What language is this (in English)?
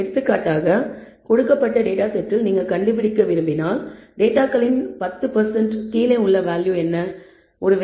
Tamil